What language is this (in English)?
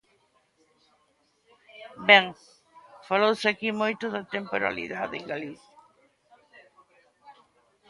Galician